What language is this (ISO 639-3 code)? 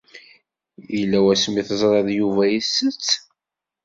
kab